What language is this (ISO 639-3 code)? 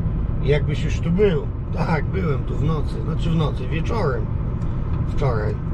pol